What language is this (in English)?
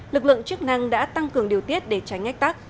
Vietnamese